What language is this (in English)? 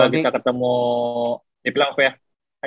Indonesian